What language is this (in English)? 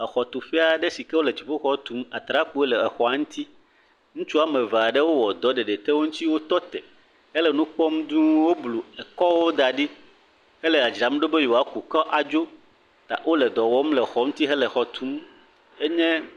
Ewe